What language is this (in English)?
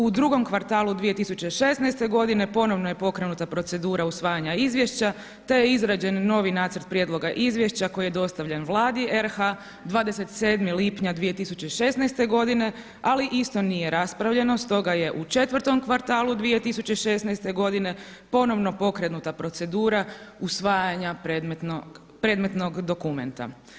Croatian